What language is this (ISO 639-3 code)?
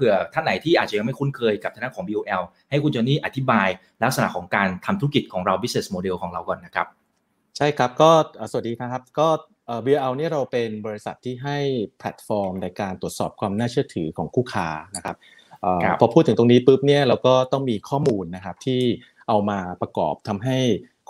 tha